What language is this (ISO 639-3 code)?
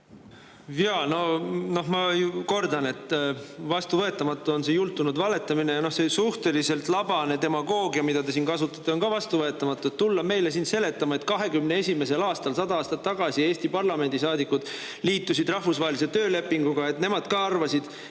est